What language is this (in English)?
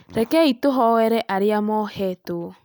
Kikuyu